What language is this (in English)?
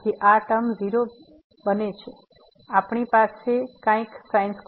Gujarati